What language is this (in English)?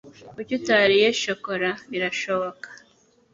Kinyarwanda